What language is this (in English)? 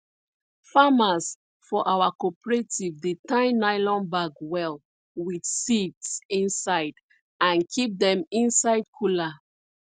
Nigerian Pidgin